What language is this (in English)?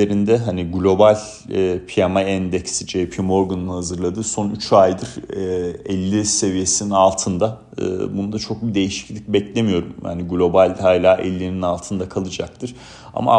Turkish